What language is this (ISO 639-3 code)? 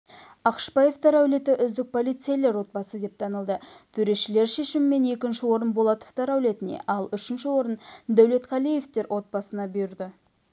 kaz